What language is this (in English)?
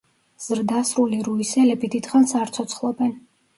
Georgian